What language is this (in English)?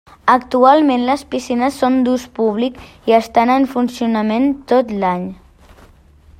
Catalan